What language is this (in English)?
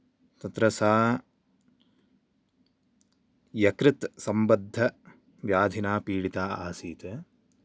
Sanskrit